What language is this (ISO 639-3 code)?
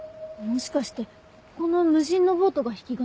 jpn